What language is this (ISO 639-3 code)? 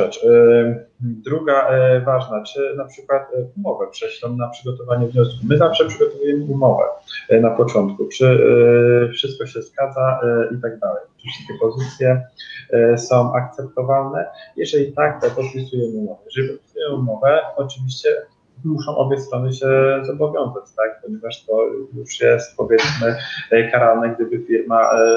pol